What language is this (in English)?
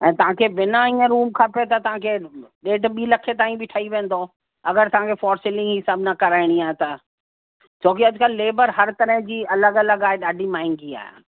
Sindhi